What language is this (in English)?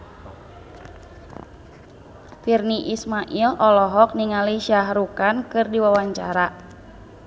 Sundanese